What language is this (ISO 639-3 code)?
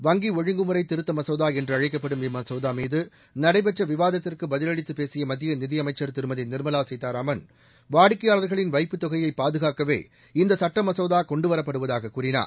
tam